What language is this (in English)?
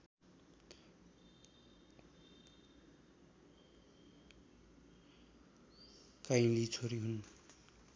Nepali